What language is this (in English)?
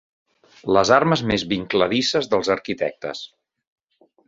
Catalan